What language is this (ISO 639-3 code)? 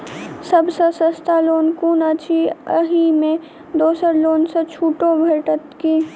mai